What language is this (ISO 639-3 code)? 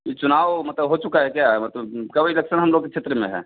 hin